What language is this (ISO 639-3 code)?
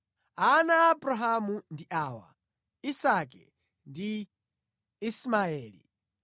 nya